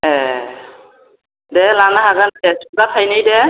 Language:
Bodo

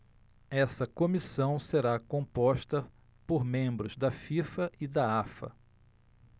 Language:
Portuguese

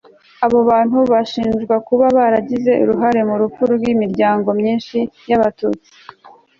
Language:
Kinyarwanda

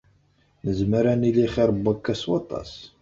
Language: Kabyle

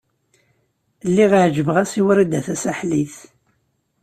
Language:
Kabyle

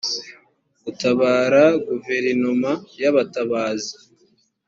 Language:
Kinyarwanda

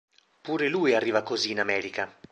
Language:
Italian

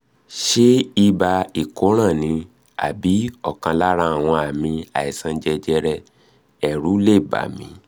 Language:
Yoruba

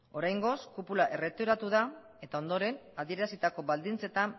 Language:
Basque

